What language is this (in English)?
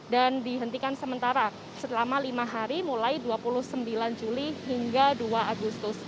Indonesian